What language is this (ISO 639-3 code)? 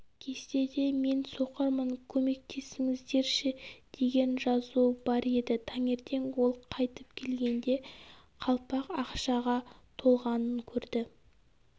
kaz